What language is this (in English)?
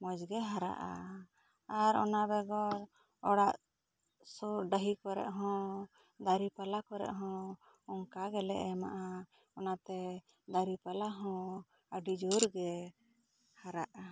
Santali